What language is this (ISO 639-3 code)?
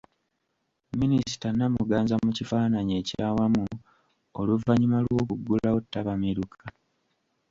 lug